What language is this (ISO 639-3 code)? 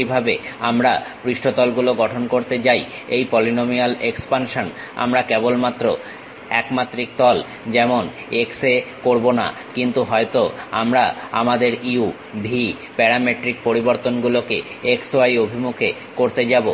ben